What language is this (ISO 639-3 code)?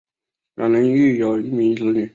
zho